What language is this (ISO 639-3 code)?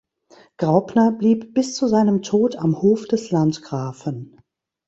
deu